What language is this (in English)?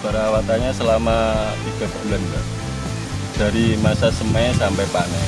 Indonesian